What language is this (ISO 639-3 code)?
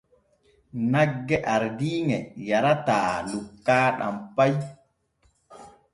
fue